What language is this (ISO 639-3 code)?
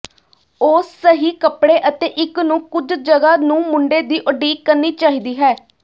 pan